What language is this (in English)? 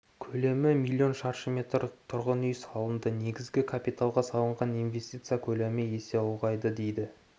Kazakh